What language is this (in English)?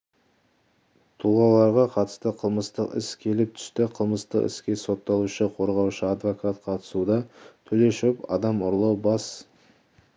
Kazakh